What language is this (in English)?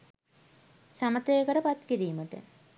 Sinhala